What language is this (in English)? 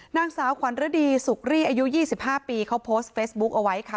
Thai